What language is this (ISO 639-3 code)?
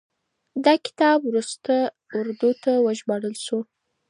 pus